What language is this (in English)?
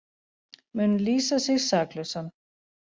Icelandic